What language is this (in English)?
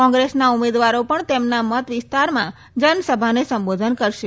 Gujarati